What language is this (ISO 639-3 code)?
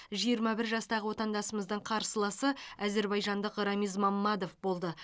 kaz